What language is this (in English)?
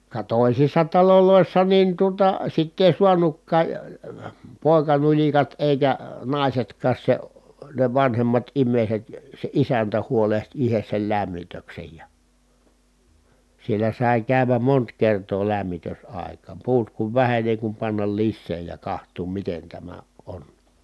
Finnish